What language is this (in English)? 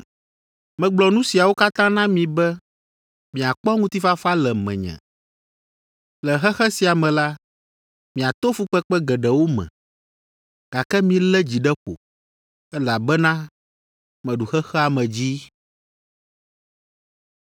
Ewe